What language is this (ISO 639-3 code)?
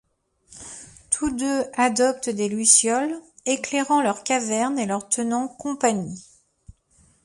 fra